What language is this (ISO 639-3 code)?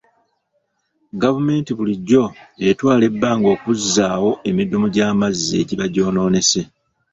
lug